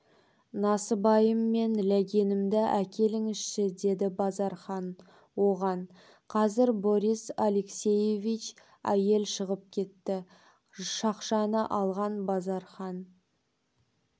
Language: Kazakh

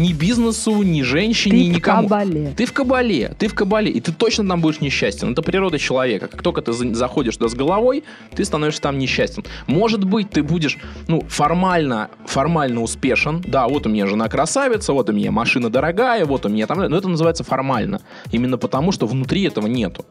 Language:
Russian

